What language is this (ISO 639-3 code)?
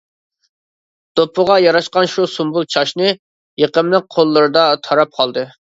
uig